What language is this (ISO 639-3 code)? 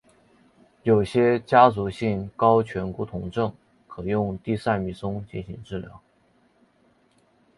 zho